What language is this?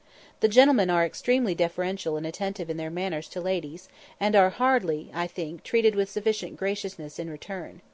English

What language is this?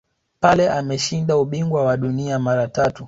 Swahili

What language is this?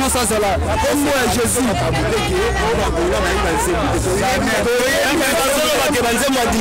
French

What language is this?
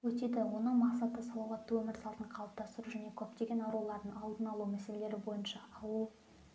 Kazakh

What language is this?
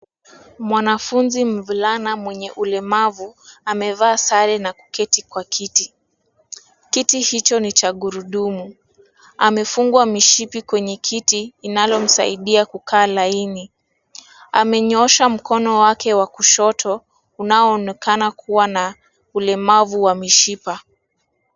Swahili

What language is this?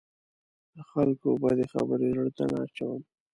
Pashto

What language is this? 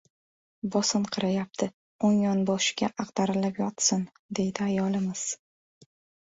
Uzbek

